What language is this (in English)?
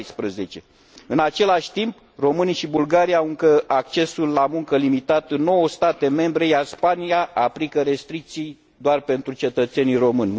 Romanian